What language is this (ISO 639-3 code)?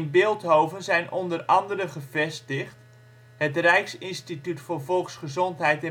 nld